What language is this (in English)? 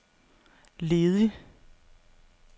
Danish